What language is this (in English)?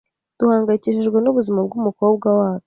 Kinyarwanda